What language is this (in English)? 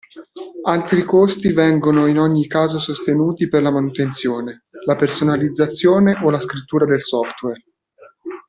Italian